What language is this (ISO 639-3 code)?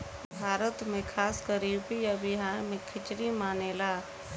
bho